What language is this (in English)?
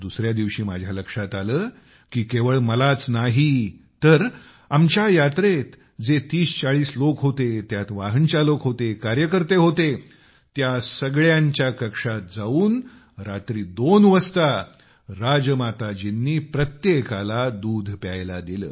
Marathi